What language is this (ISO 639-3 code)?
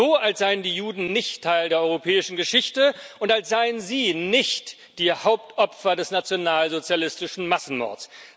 deu